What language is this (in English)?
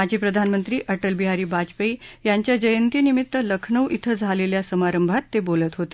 Marathi